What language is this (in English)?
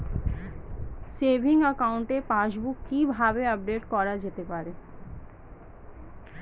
Bangla